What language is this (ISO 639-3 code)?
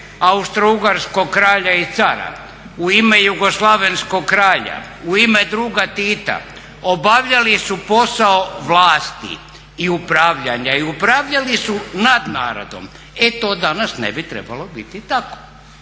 hrv